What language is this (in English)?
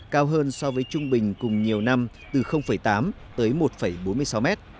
Vietnamese